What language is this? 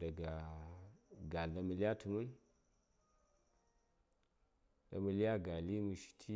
Saya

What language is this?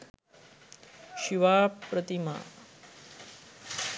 Sinhala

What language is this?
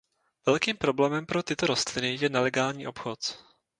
Czech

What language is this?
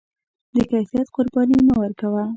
Pashto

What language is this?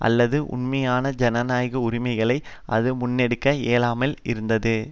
Tamil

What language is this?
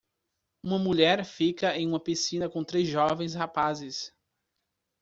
Portuguese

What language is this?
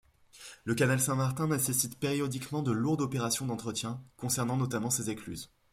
French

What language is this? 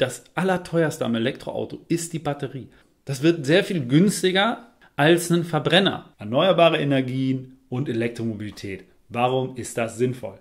German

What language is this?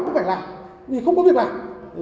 Vietnamese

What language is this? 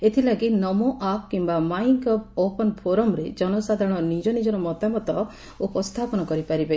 Odia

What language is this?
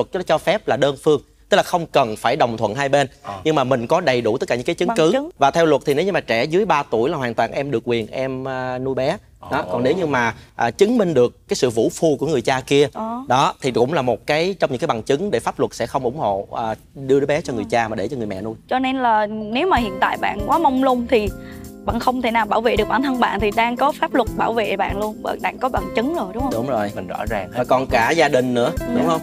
Vietnamese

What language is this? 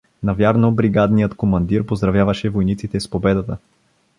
Bulgarian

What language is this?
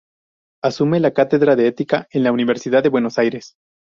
Spanish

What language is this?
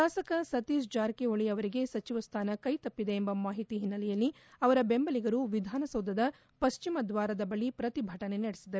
Kannada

